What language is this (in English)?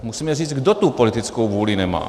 Czech